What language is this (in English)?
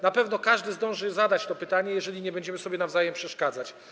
Polish